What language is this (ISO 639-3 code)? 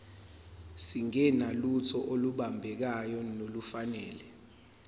zul